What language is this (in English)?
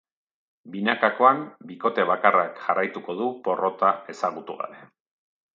Basque